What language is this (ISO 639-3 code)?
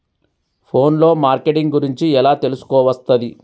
tel